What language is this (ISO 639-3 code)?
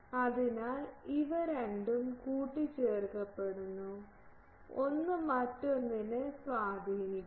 mal